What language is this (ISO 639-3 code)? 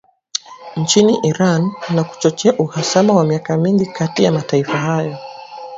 swa